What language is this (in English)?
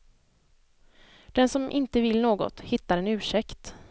Swedish